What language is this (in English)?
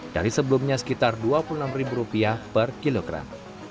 Indonesian